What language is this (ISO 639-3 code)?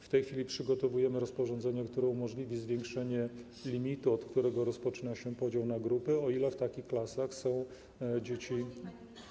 pol